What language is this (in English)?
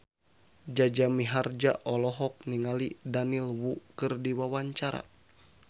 Sundanese